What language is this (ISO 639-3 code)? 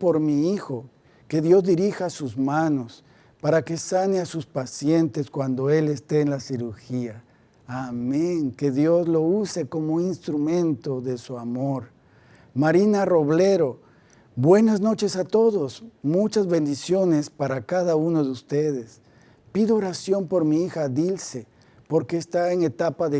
spa